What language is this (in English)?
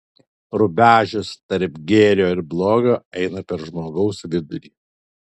Lithuanian